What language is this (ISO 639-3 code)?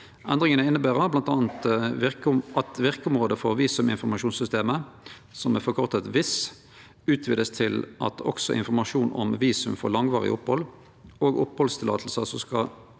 nor